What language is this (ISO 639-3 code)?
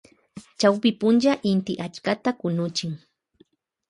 qvj